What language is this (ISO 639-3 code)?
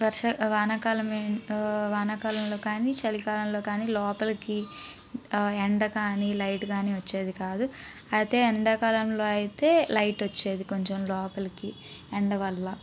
tel